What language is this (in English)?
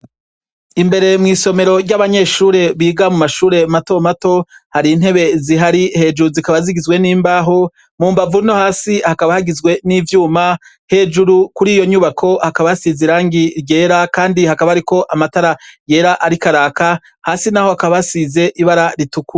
Rundi